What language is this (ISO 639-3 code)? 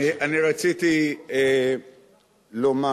heb